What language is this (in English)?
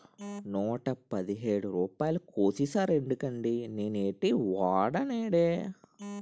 Telugu